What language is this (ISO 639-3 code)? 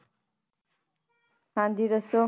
pan